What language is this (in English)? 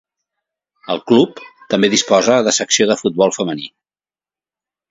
Catalan